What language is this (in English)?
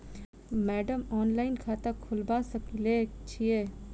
Maithili